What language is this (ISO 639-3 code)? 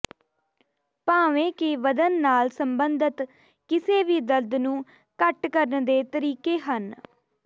pan